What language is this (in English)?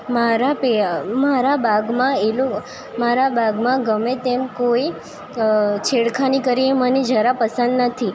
Gujarati